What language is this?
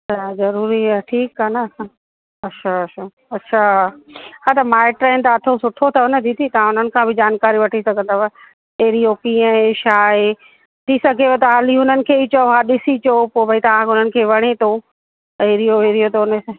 Sindhi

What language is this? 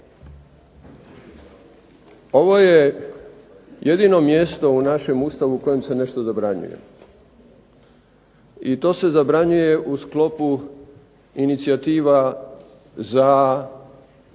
Croatian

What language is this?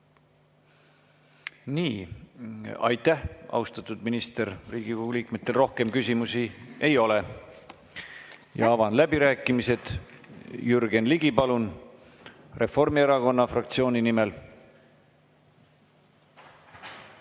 Estonian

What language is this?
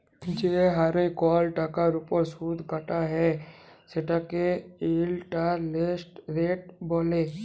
Bangla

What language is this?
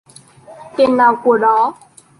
Vietnamese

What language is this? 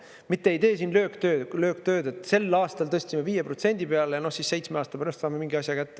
Estonian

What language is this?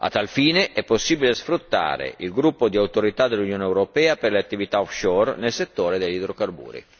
Italian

